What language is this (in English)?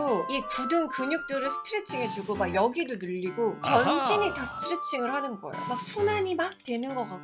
Korean